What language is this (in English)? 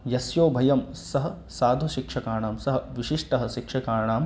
Sanskrit